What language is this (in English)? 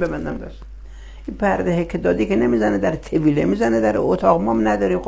Persian